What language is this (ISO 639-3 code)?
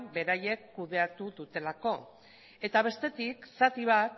eus